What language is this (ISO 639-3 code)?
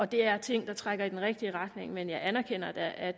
dan